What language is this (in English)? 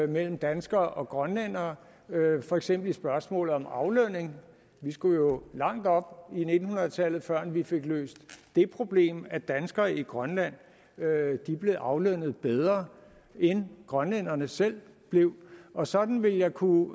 Danish